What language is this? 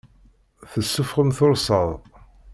Kabyle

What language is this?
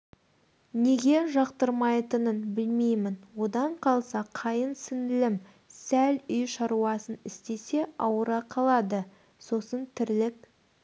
Kazakh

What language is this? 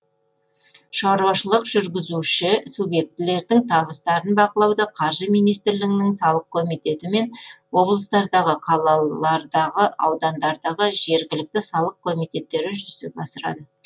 Kazakh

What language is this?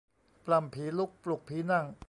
Thai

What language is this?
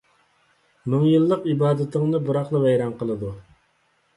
Uyghur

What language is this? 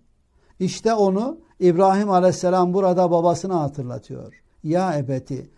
Turkish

